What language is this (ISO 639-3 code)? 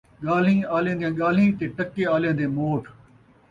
skr